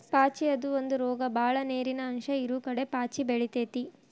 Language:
Kannada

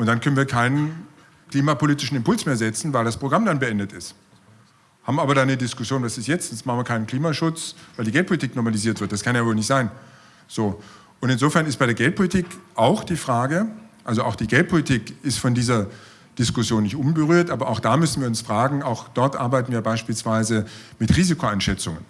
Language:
German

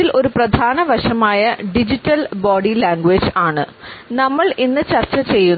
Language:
Malayalam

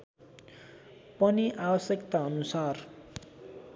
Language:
Nepali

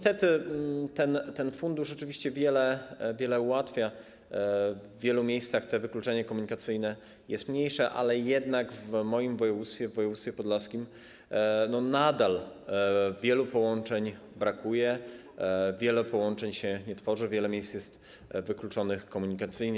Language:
Polish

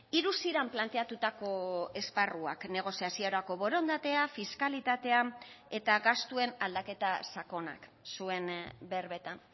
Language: Basque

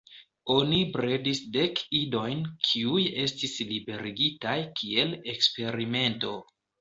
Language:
Esperanto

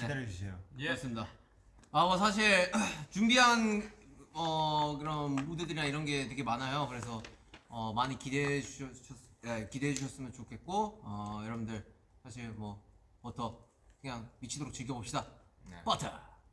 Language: Korean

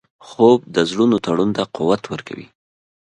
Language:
Pashto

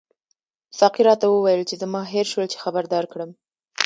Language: Pashto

